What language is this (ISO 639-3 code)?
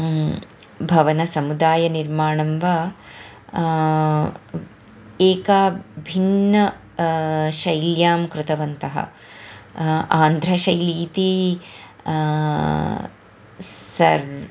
san